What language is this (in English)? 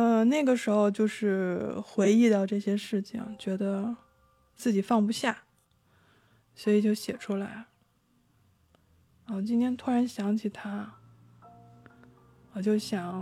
Chinese